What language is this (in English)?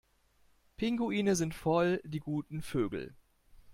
German